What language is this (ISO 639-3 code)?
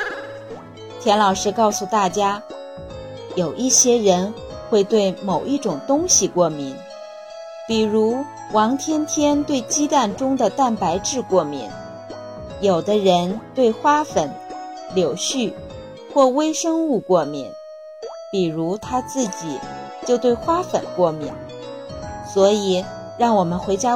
zho